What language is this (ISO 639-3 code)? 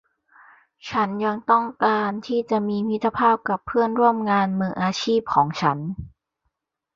tha